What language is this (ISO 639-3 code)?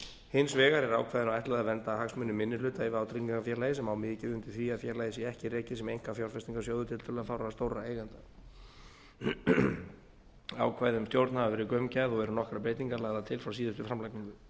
isl